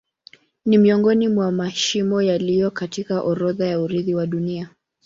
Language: Swahili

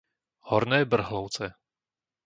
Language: Slovak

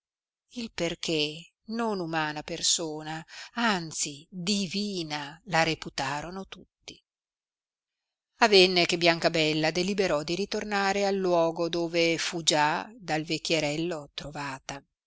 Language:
Italian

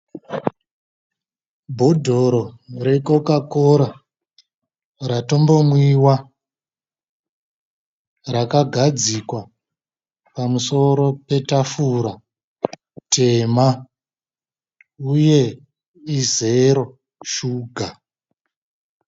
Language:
Shona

